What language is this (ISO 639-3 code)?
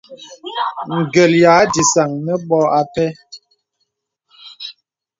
beb